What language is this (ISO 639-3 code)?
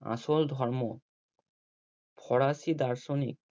ben